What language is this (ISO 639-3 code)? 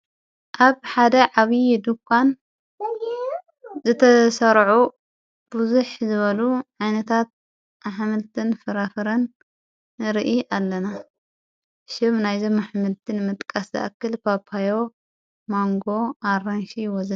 tir